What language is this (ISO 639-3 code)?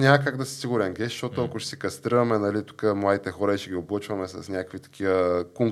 bul